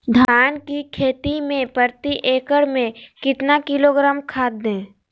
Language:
Magahi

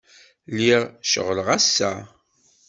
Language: Kabyle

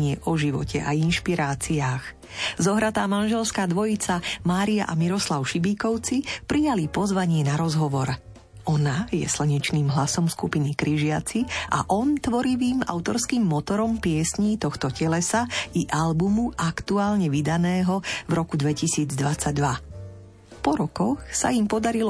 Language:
Slovak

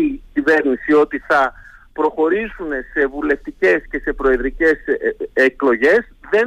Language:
Greek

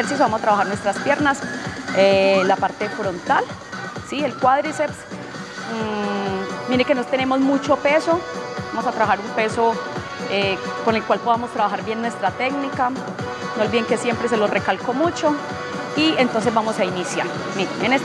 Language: Spanish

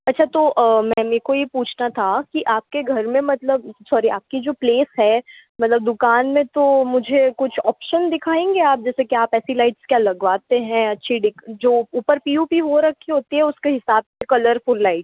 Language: Hindi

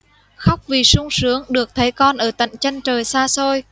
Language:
Vietnamese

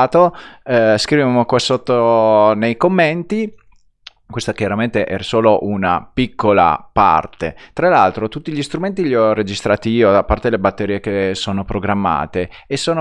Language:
Italian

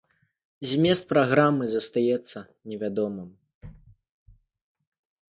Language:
Belarusian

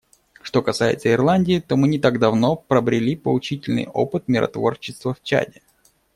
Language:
Russian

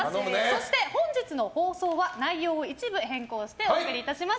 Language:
Japanese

